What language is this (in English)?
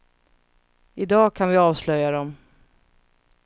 Swedish